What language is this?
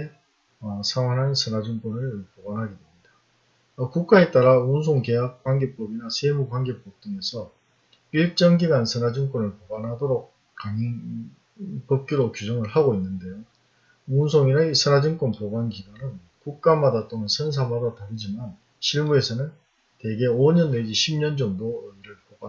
Korean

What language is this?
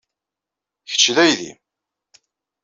Kabyle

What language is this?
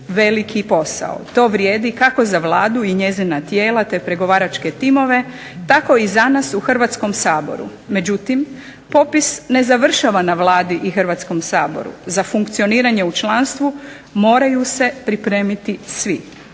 Croatian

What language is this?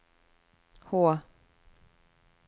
Norwegian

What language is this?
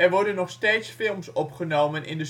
Dutch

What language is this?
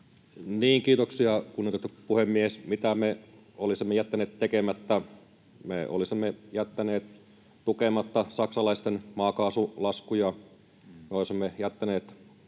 Finnish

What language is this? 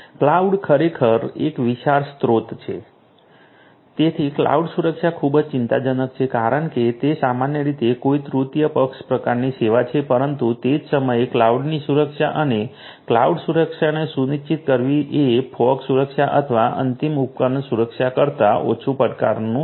Gujarati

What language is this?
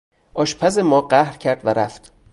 Persian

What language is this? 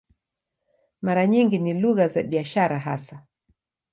Swahili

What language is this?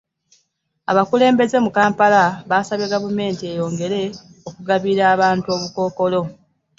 Ganda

